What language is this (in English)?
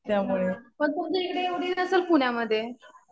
Marathi